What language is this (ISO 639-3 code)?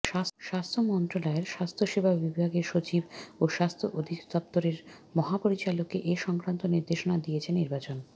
ben